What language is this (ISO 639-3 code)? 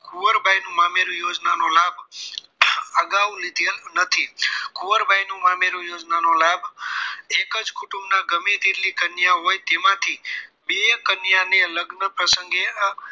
guj